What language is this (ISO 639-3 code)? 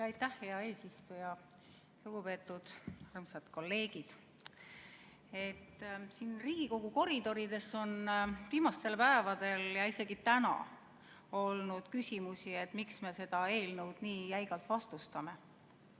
est